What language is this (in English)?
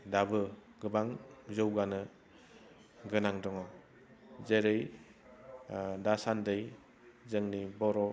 Bodo